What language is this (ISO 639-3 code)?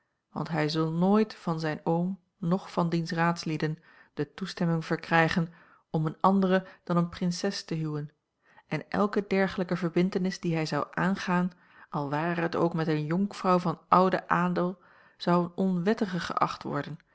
nld